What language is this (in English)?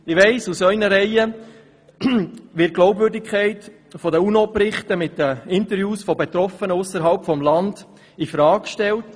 Swiss German